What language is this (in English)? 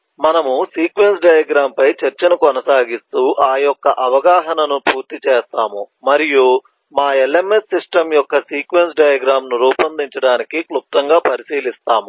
Telugu